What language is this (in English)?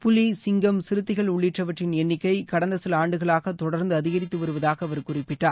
Tamil